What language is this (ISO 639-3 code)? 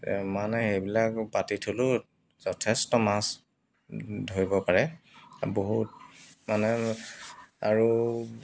asm